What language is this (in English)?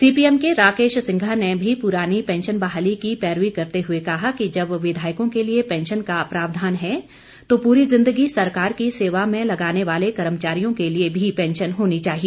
Hindi